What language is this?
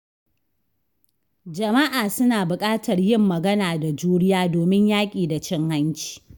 Hausa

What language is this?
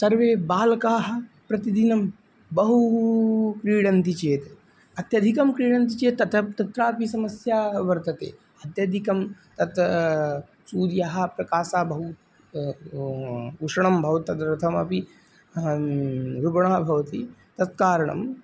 Sanskrit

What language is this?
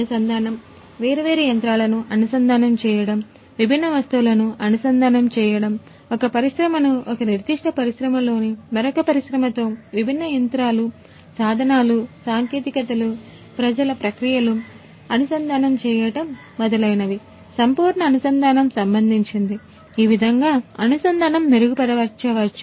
Telugu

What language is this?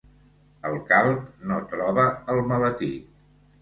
Catalan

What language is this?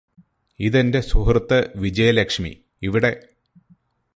Malayalam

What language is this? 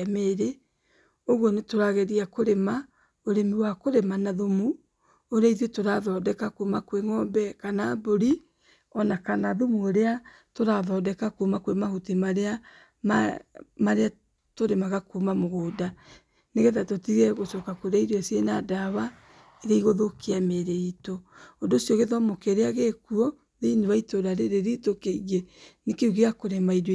Kikuyu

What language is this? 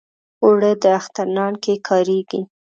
Pashto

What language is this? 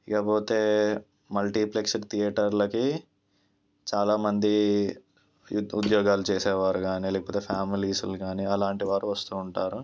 Telugu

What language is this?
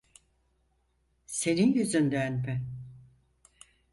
Turkish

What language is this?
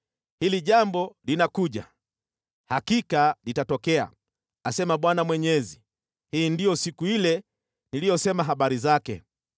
Swahili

